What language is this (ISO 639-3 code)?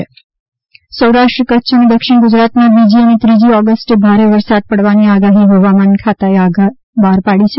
guj